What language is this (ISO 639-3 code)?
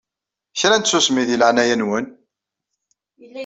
kab